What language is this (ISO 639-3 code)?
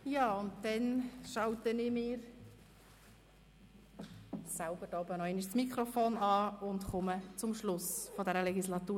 gsw